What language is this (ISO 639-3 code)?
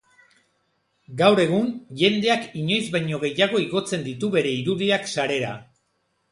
eus